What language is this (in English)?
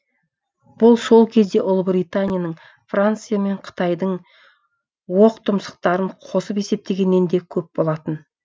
Kazakh